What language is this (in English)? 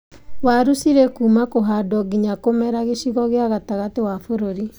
Kikuyu